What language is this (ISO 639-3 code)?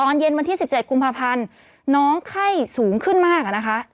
tha